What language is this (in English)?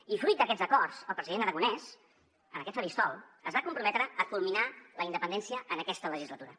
Catalan